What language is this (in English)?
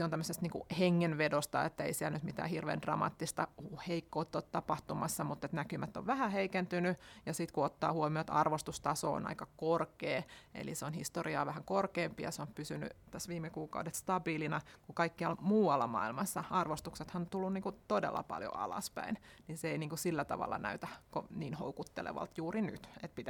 Finnish